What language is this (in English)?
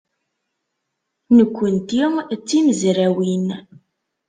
Kabyle